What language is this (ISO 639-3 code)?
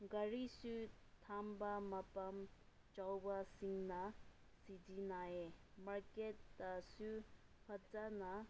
mni